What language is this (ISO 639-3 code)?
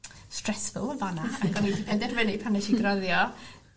cym